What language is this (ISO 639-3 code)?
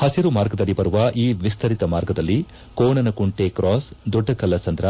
kan